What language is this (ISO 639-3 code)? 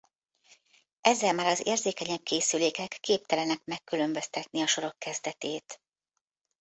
hun